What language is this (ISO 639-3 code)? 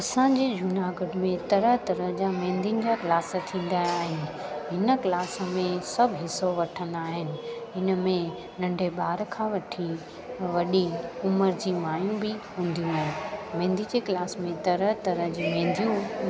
snd